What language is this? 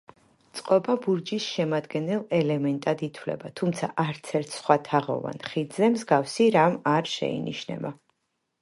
Georgian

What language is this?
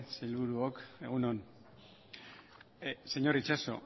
Basque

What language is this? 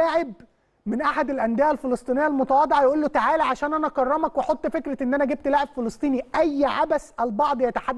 Arabic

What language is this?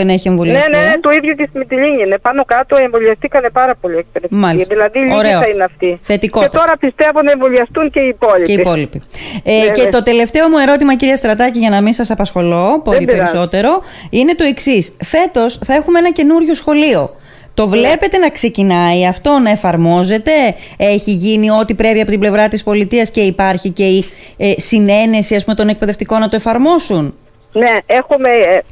Greek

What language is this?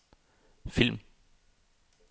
Danish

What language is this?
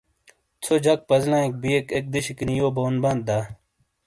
Shina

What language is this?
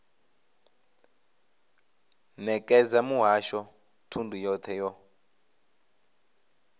Venda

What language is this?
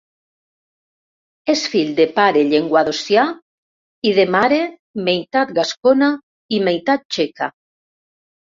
Catalan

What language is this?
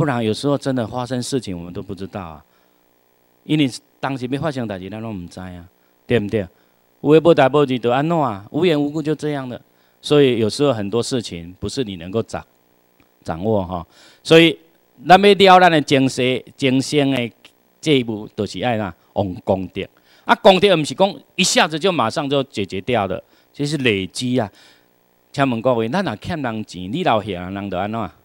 Chinese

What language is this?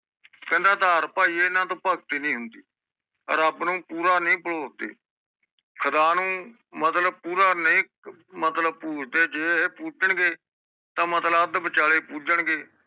Punjabi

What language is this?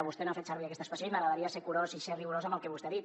Catalan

